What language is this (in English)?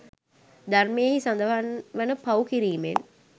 Sinhala